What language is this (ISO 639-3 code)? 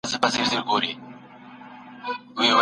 pus